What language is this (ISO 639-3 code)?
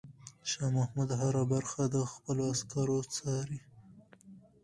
pus